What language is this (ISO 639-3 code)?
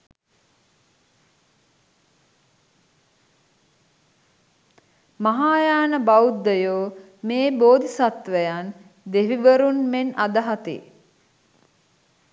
sin